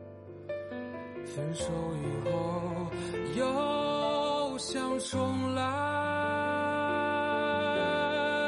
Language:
Chinese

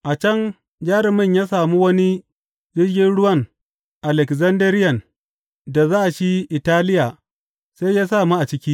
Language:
Hausa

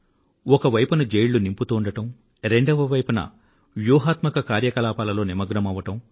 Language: Telugu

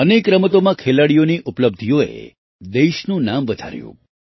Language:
Gujarati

